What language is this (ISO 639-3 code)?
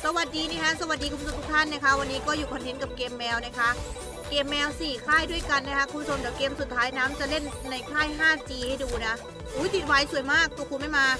tha